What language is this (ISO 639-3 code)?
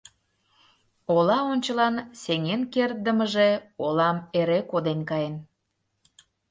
chm